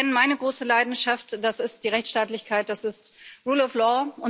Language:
German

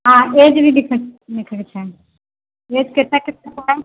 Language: Maithili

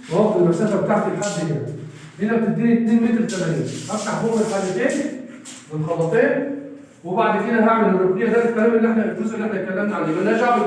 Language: Arabic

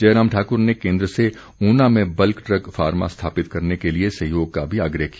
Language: Hindi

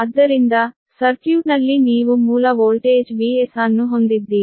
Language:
Kannada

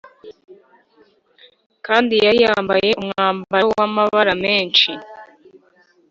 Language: Kinyarwanda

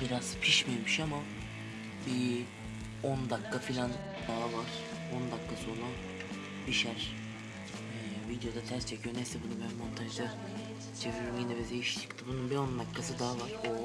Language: Turkish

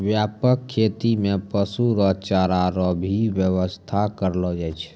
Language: Maithili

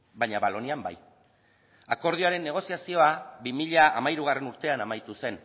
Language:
Basque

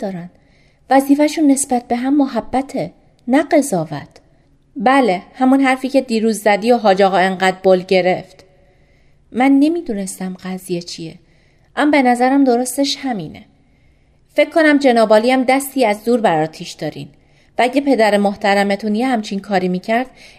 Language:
Persian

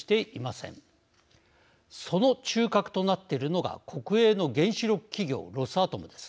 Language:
Japanese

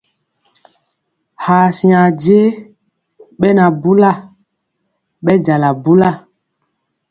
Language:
Mpiemo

